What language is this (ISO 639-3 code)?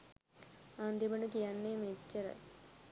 sin